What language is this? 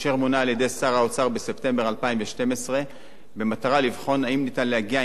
Hebrew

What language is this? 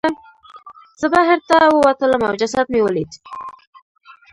Pashto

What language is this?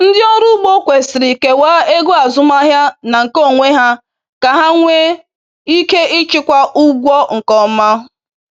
Igbo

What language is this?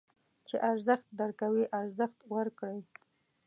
Pashto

